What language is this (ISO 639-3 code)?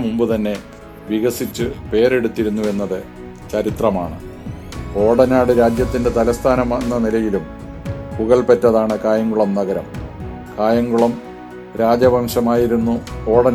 mal